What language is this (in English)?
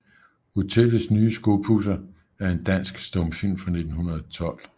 Danish